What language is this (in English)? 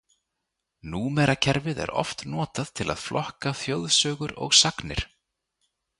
Icelandic